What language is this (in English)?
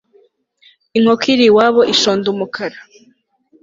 Kinyarwanda